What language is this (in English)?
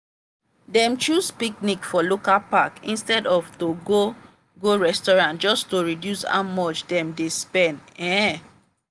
Nigerian Pidgin